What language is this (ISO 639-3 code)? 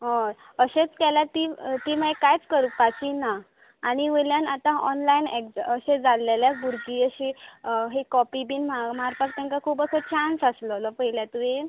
kok